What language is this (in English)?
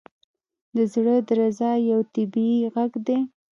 Pashto